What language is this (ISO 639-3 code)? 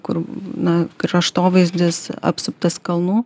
lit